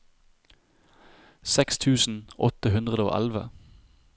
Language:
Norwegian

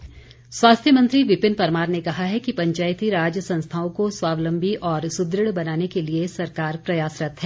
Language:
Hindi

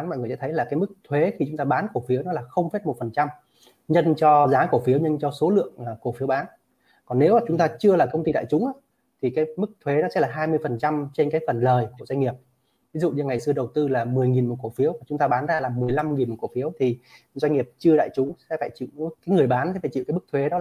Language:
Vietnamese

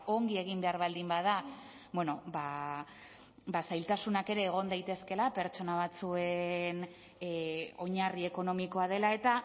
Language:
Basque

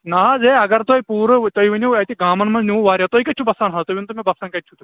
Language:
Kashmiri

